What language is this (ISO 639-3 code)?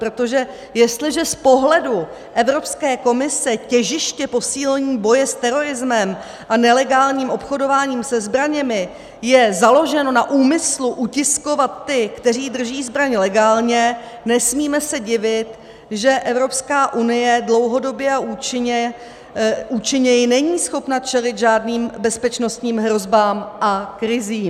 ces